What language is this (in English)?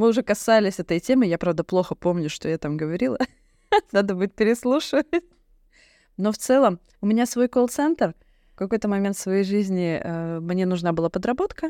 Russian